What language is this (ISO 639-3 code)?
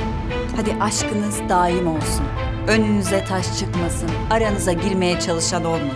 tur